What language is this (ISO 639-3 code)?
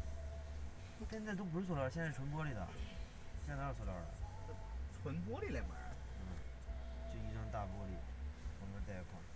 zho